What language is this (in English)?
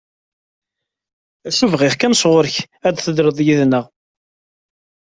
Kabyle